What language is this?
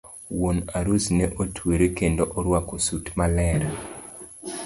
Luo (Kenya and Tanzania)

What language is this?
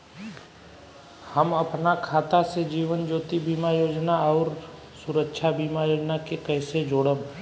Bhojpuri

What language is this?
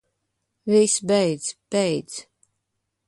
Latvian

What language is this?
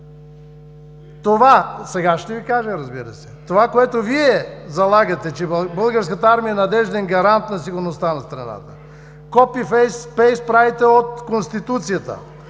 Bulgarian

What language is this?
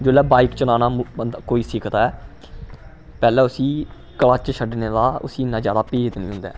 Dogri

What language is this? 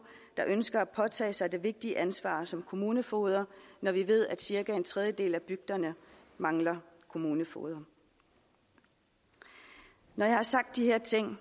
Danish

